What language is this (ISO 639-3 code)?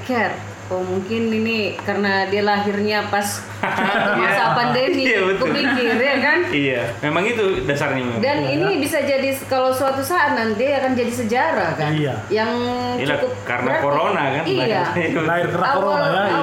ind